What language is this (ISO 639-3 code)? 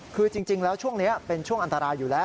tha